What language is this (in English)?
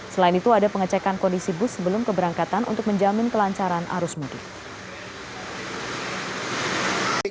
Indonesian